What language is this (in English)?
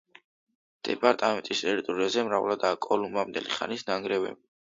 Georgian